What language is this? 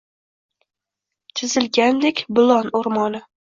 Uzbek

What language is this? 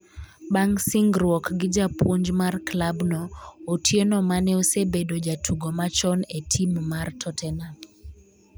Luo (Kenya and Tanzania)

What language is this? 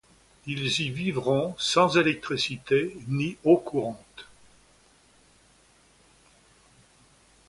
French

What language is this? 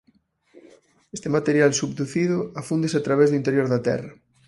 Galician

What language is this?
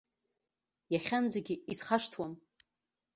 Abkhazian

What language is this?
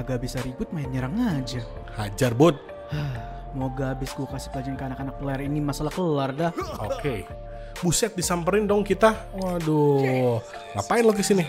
Indonesian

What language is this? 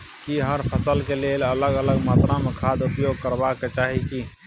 Maithili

